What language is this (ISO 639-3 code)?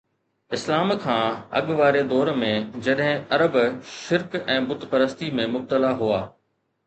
snd